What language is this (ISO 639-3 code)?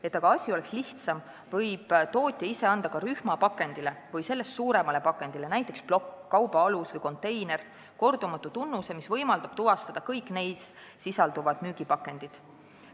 est